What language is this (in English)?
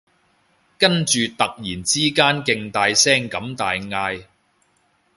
Cantonese